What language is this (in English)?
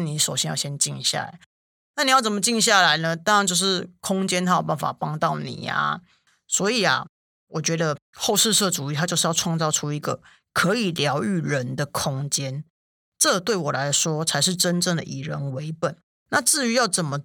Chinese